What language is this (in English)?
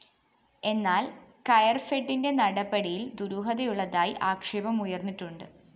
Malayalam